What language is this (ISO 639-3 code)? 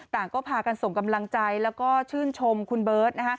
tha